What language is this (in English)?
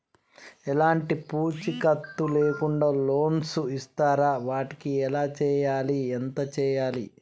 Telugu